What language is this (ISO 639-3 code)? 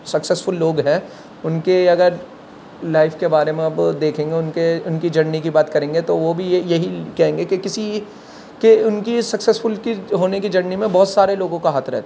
urd